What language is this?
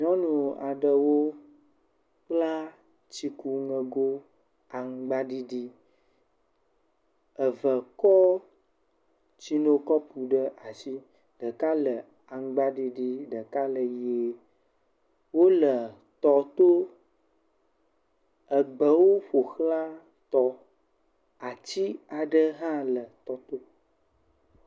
Ewe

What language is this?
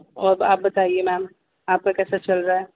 Urdu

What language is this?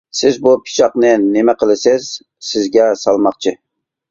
Uyghur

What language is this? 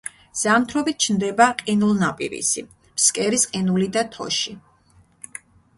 Georgian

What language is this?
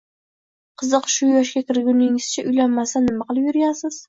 Uzbek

